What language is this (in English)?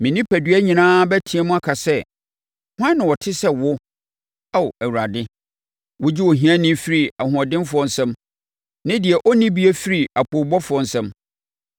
Akan